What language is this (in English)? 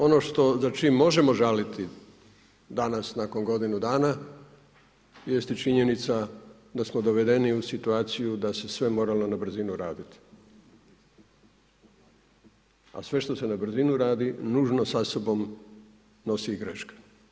Croatian